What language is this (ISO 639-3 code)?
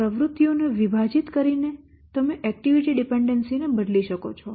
guj